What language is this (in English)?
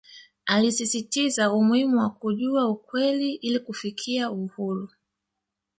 Swahili